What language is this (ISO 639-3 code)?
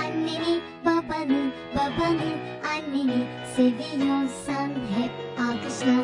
tur